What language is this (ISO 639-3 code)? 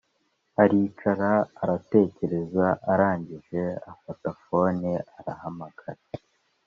kin